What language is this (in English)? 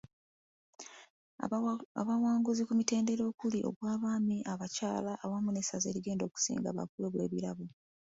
Ganda